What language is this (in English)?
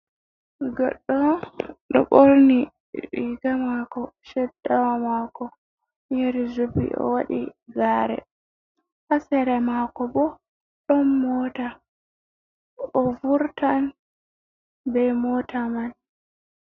Fula